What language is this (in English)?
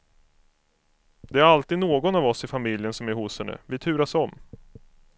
Swedish